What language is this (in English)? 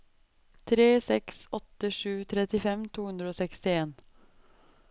Norwegian